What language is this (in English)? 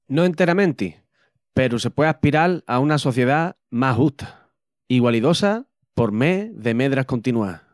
Extremaduran